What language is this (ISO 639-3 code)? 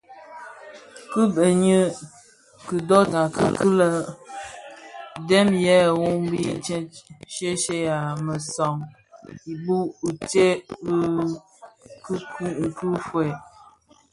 ksf